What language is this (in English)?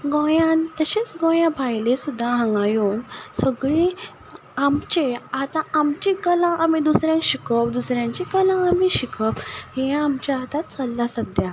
Konkani